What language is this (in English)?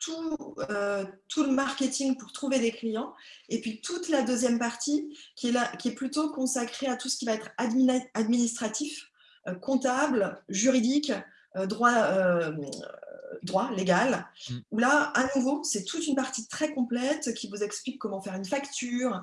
French